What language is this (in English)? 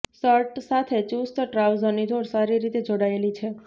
Gujarati